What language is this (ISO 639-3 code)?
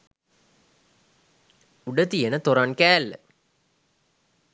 sin